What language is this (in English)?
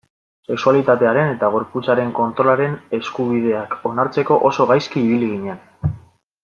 Basque